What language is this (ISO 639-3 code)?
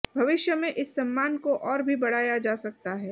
hin